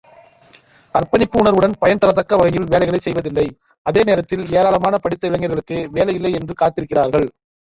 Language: Tamil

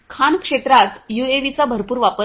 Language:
Marathi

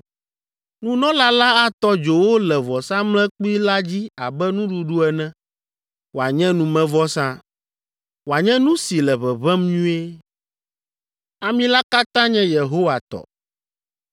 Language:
Ewe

